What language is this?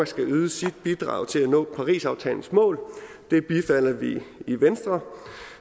Danish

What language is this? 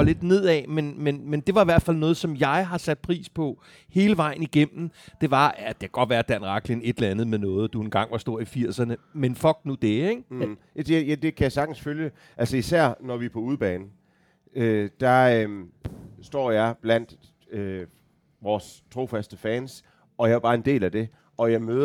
Danish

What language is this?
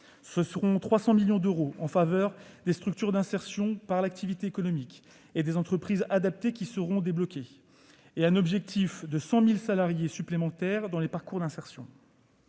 French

